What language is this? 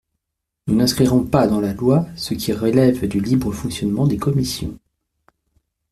French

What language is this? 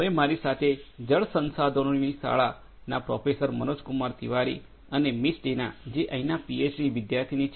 Gujarati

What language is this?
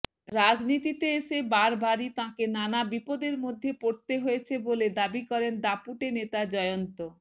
Bangla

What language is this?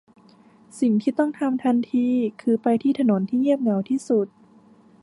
Thai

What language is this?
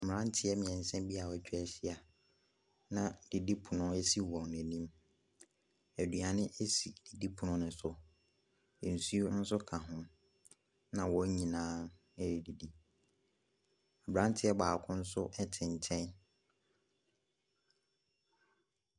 Akan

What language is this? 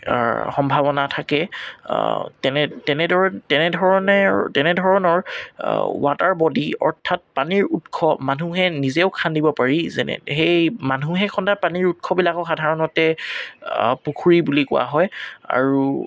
Assamese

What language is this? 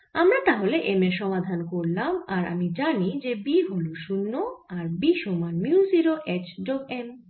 Bangla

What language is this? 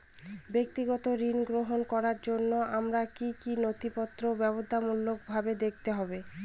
Bangla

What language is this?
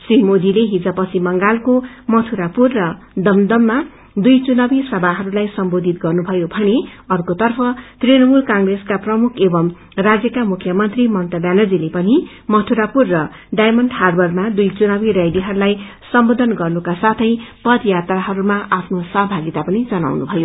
Nepali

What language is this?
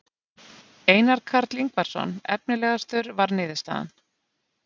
Icelandic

